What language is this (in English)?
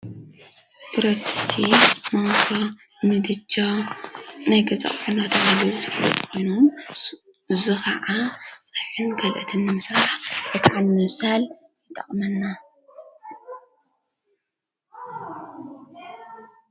Tigrinya